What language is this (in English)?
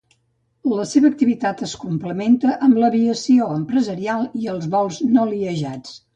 Catalan